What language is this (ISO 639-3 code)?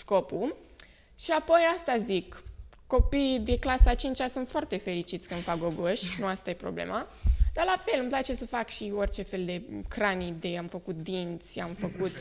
ron